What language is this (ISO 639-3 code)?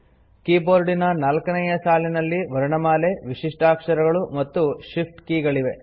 kan